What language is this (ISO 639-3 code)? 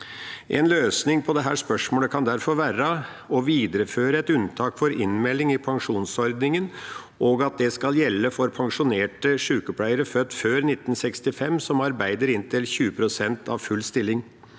nor